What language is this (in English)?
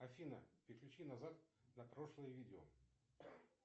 Russian